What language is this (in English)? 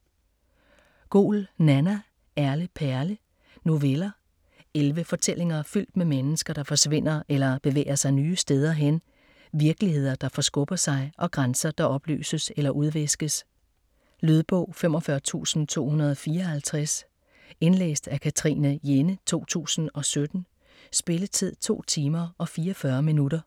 Danish